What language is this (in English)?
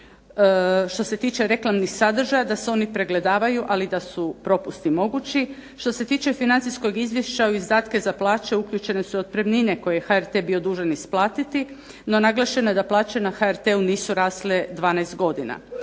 Croatian